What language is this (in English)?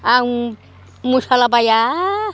Bodo